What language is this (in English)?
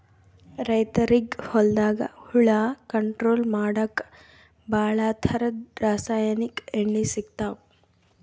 Kannada